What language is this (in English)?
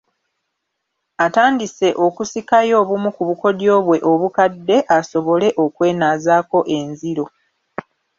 Ganda